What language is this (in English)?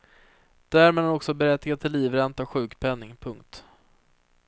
Swedish